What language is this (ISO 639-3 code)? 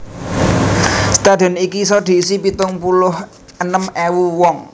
jav